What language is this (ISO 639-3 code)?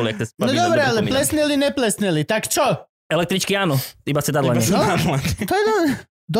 slk